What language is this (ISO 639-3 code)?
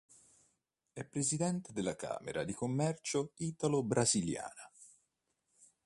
ita